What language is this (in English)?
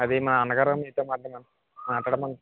Telugu